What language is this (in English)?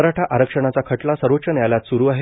Marathi